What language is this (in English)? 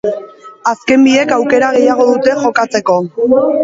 Basque